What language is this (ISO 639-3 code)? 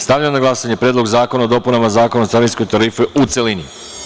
srp